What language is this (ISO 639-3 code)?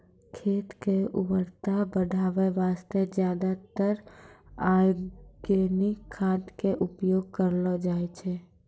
mai